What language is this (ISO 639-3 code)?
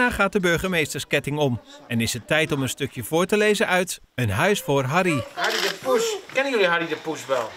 nld